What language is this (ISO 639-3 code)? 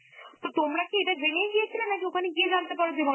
ben